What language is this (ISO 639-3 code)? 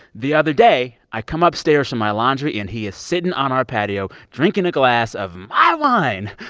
eng